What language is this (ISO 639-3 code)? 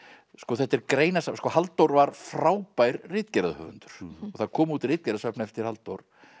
isl